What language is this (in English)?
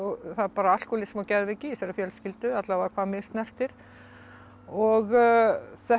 Icelandic